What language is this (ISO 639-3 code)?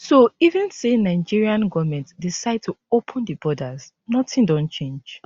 pcm